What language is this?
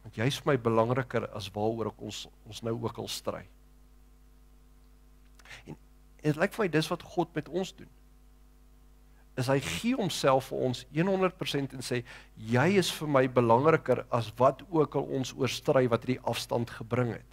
Dutch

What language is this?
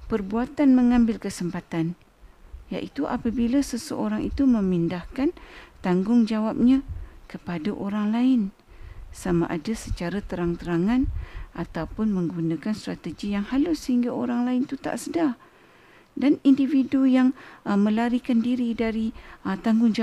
Malay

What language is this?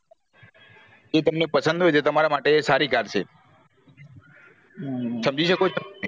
Gujarati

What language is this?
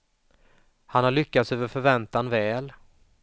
Swedish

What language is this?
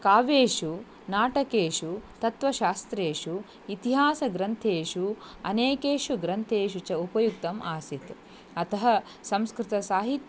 Sanskrit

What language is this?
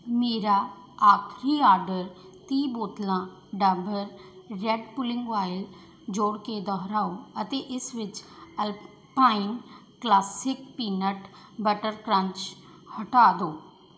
Punjabi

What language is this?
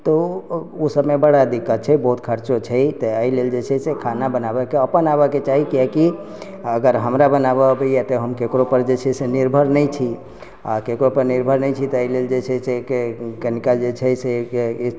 Maithili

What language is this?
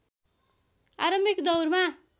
Nepali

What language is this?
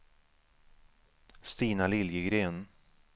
Swedish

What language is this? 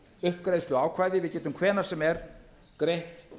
Icelandic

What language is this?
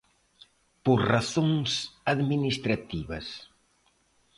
Galician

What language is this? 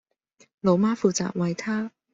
Cantonese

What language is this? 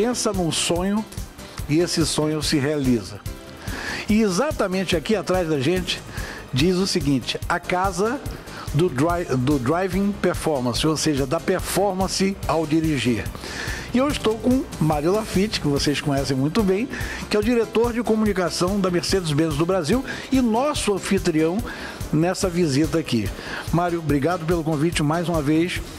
Portuguese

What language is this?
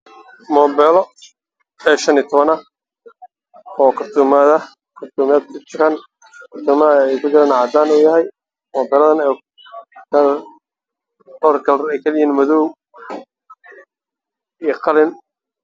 Somali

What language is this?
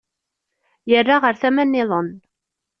Kabyle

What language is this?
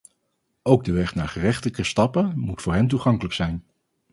Dutch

